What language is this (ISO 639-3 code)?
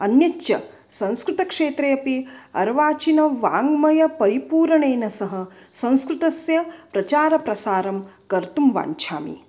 san